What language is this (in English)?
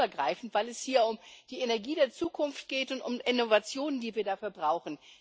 German